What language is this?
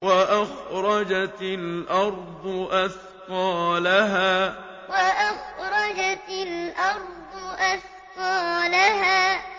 Arabic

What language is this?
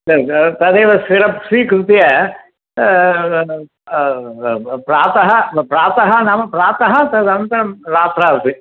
Sanskrit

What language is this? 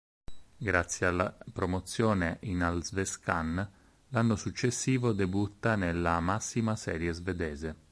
Italian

